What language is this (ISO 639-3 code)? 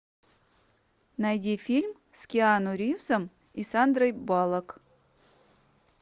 rus